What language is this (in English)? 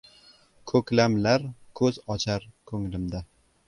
Uzbek